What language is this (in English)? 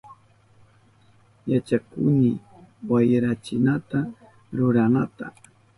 Southern Pastaza Quechua